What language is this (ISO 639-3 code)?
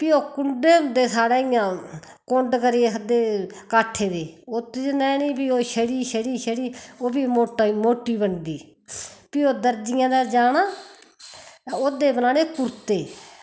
doi